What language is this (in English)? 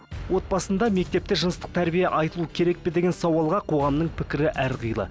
Kazakh